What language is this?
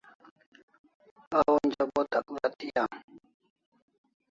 Kalasha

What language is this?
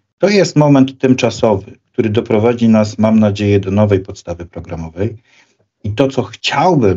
Polish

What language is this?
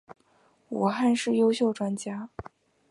Chinese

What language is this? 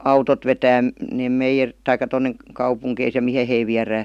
Finnish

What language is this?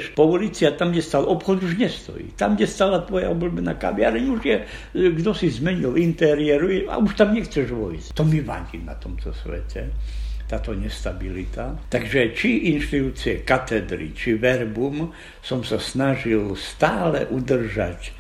Slovak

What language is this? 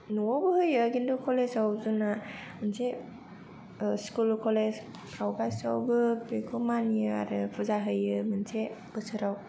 Bodo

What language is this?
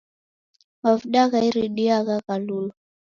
Taita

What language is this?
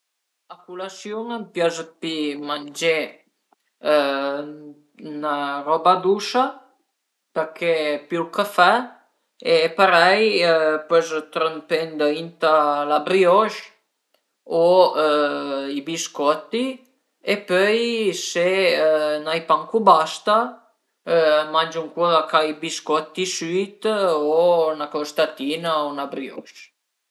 Piedmontese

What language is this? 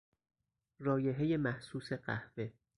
Persian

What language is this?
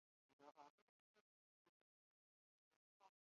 Arabic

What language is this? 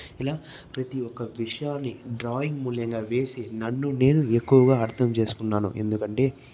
Telugu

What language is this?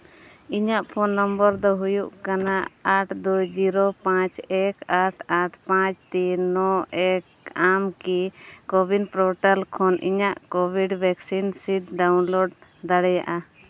Santali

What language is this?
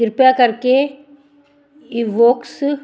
Punjabi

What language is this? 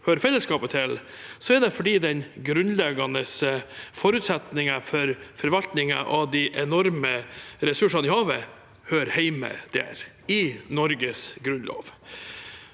Norwegian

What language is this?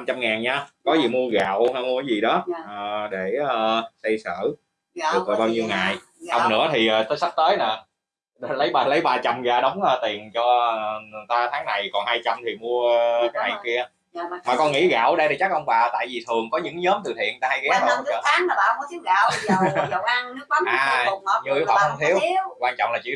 Vietnamese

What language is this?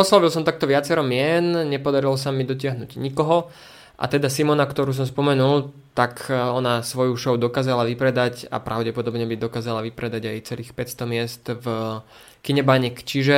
Slovak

